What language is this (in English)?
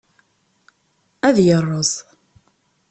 Kabyle